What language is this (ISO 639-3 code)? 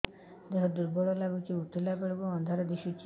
ori